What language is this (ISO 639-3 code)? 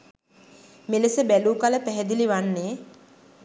sin